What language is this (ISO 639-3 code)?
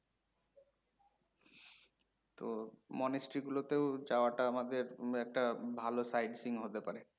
ben